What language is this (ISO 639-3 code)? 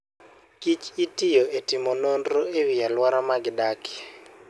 luo